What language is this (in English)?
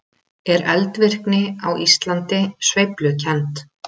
Icelandic